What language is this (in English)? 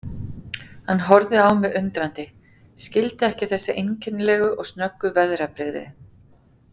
Icelandic